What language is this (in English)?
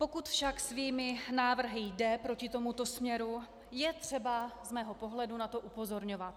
Czech